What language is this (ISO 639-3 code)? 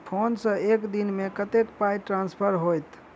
mai